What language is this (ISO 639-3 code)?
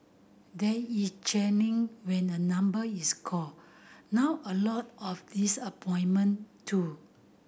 eng